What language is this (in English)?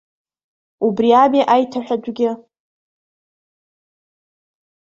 Abkhazian